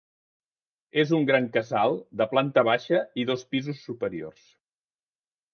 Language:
Catalan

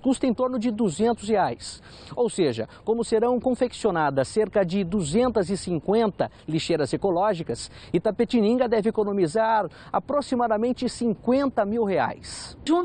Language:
Portuguese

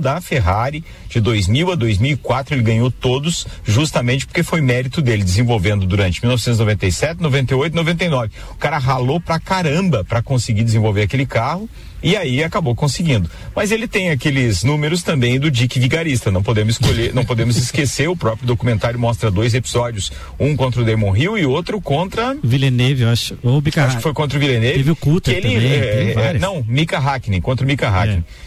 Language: Portuguese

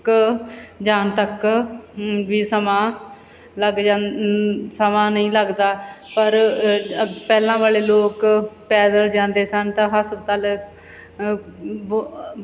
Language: Punjabi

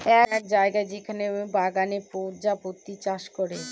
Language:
Bangla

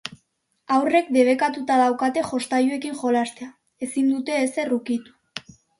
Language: Basque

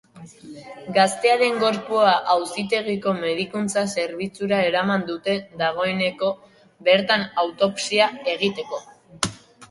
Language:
Basque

